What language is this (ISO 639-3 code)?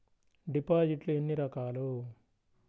tel